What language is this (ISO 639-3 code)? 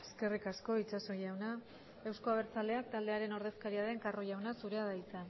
eus